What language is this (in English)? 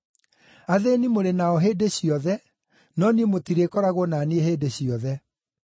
Kikuyu